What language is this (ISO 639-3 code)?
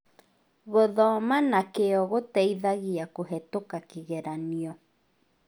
kik